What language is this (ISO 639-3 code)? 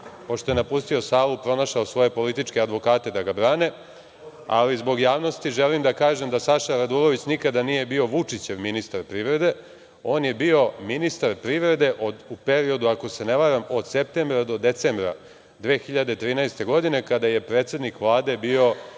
srp